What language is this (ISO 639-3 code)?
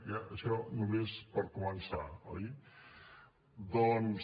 cat